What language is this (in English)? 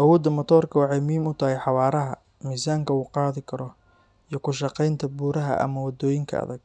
Somali